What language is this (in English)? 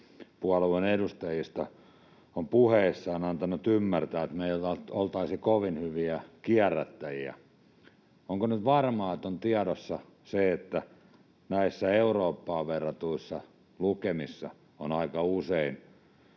Finnish